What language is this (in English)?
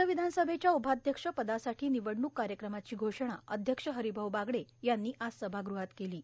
Marathi